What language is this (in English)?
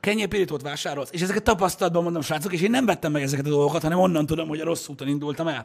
Hungarian